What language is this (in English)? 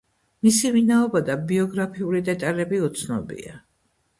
Georgian